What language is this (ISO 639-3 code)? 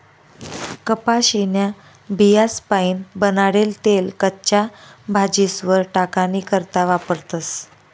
mar